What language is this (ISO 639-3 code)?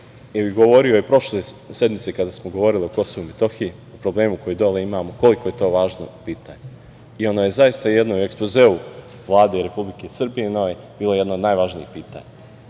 srp